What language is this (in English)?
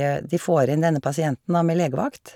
Norwegian